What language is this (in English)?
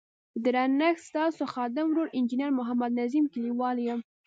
Pashto